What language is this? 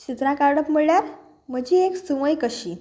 Konkani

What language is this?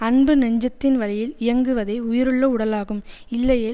Tamil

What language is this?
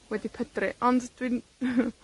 Welsh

